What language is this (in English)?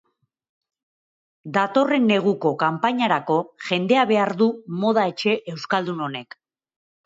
Basque